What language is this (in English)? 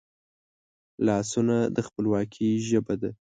Pashto